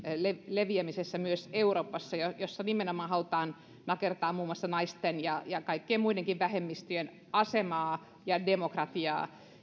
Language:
Finnish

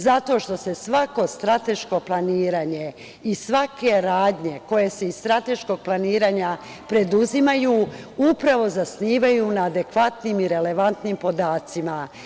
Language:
Serbian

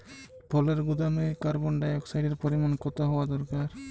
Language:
Bangla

